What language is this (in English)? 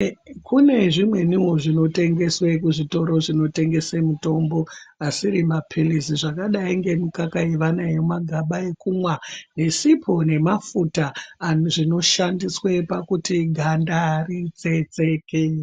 Ndau